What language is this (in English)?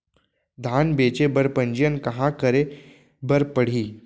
Chhattisgarhi